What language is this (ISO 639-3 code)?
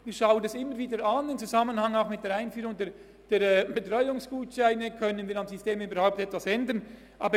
gsw